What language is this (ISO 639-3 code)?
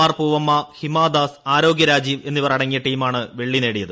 mal